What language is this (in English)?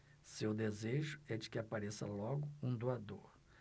Portuguese